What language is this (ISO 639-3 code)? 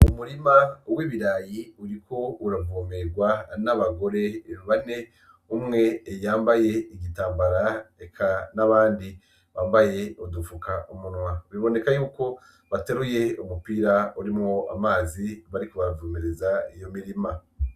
run